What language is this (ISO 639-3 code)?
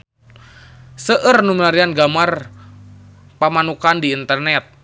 sun